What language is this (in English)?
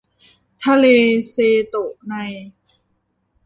Thai